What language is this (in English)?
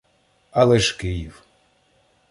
Ukrainian